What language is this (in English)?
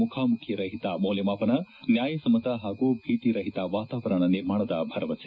Kannada